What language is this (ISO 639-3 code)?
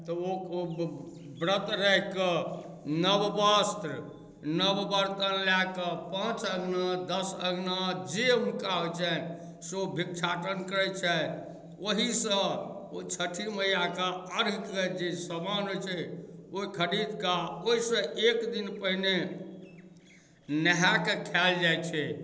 mai